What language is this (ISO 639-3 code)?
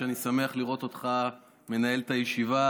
heb